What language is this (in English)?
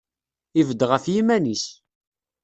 Kabyle